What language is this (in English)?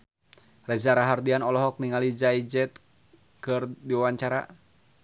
Sundanese